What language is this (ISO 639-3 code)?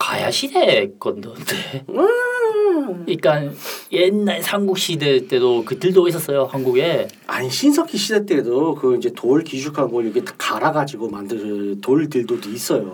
kor